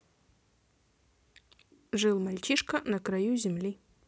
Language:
Russian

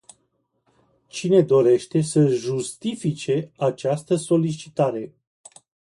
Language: Romanian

